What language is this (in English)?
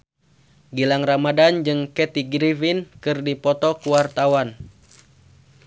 Sundanese